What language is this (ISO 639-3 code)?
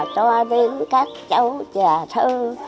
vie